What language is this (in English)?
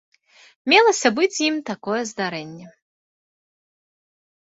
Belarusian